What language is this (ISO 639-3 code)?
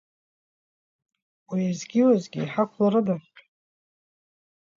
abk